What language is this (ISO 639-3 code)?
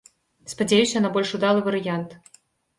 bel